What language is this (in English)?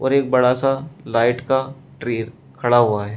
Hindi